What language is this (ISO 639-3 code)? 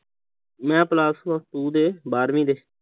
pan